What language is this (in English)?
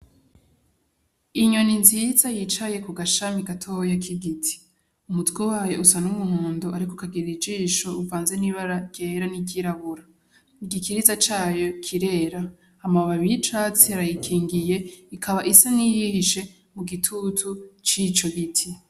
Rundi